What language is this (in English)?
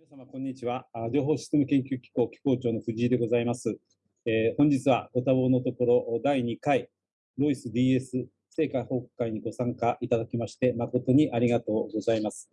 Japanese